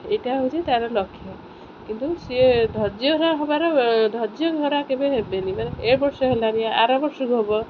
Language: Odia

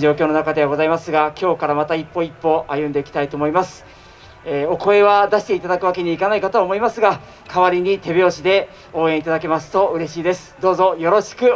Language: Japanese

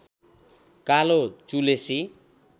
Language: Nepali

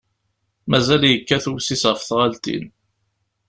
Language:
Kabyle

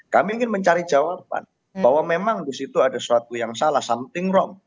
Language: Indonesian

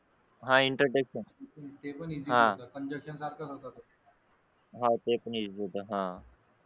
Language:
Marathi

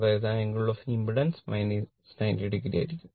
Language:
Malayalam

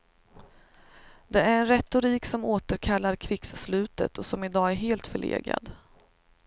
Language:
Swedish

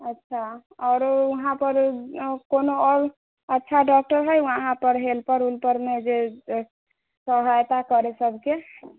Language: Maithili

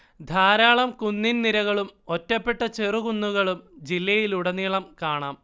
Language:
Malayalam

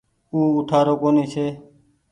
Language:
Goaria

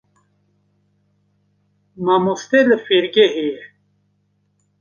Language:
Kurdish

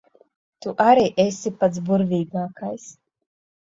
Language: Latvian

